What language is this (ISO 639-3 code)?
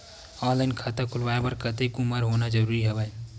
hne